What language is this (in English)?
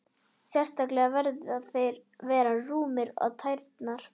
Icelandic